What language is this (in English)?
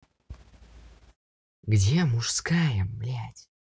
Russian